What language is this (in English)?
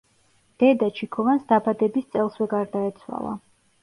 Georgian